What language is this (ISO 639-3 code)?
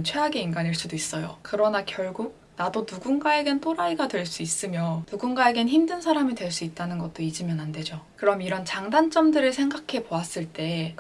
kor